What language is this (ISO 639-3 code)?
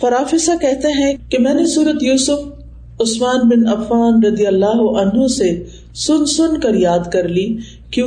urd